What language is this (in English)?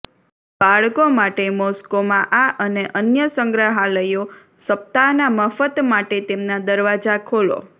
Gujarati